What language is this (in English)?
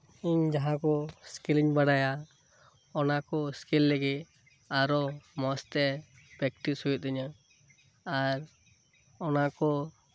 Santali